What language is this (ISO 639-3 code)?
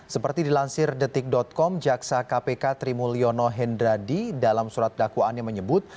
ind